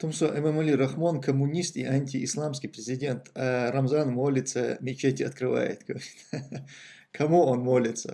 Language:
Russian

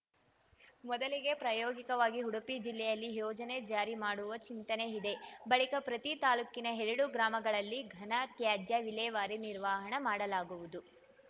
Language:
Kannada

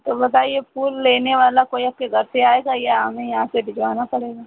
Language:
Hindi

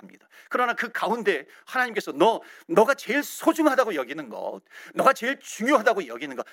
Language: Korean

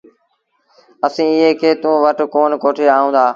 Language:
Sindhi Bhil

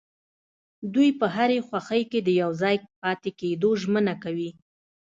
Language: Pashto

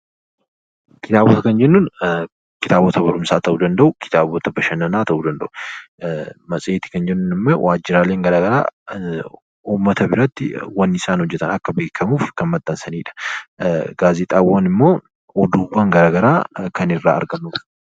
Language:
Oromo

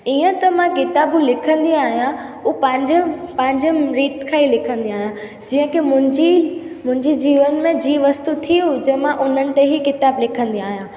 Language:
Sindhi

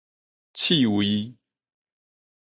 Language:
Min Nan Chinese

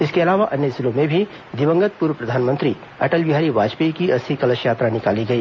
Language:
Hindi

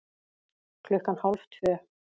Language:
Icelandic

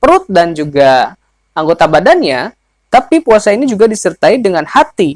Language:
Indonesian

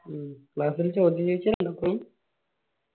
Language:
Malayalam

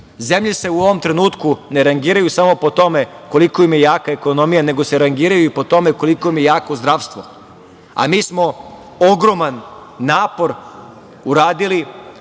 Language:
Serbian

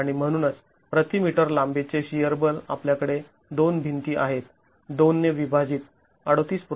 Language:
Marathi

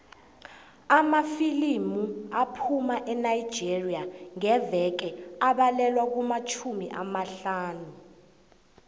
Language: South Ndebele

